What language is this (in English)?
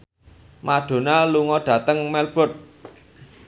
Javanese